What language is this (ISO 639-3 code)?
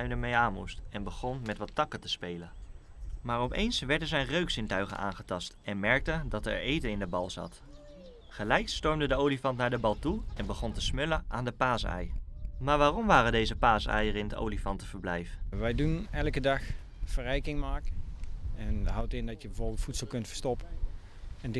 nld